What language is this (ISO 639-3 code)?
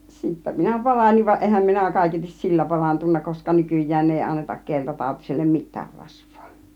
fin